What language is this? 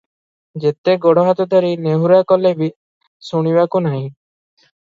Odia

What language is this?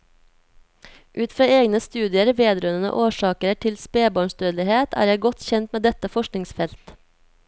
Norwegian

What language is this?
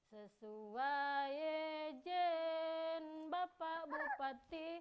Indonesian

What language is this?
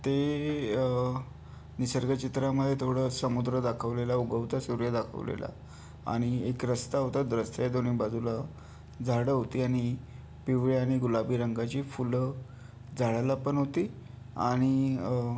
Marathi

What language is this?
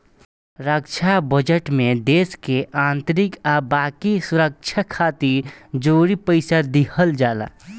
Bhojpuri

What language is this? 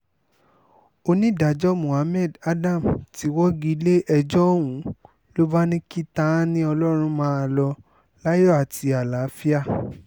Yoruba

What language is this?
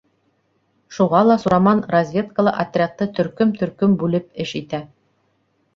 Bashkir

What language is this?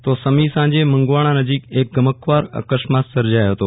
Gujarati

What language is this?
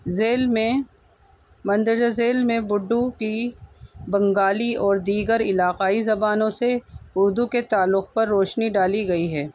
Urdu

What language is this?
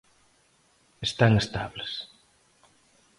Galician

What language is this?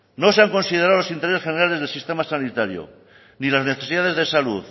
Spanish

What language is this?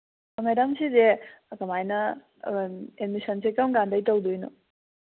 Manipuri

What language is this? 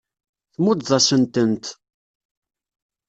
Kabyle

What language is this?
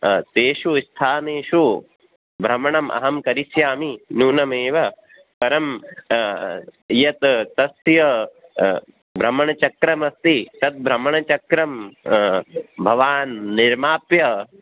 Sanskrit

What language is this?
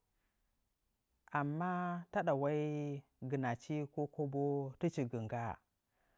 Nzanyi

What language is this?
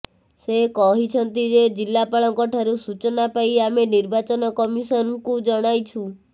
Odia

